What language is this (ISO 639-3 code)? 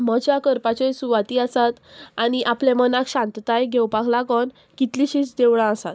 kok